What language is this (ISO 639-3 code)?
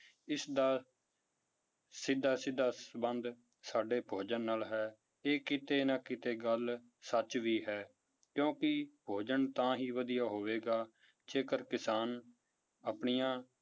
pan